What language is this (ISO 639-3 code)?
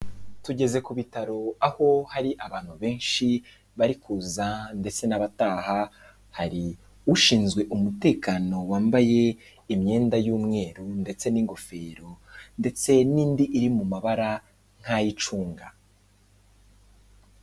kin